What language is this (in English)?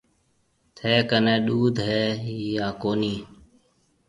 Marwari (Pakistan)